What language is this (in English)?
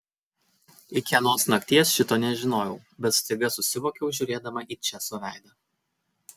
Lithuanian